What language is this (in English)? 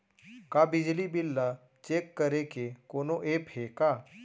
Chhattisgarhi